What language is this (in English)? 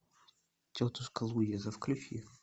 Russian